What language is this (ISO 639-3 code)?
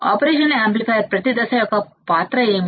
tel